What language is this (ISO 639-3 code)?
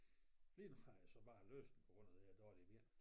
dan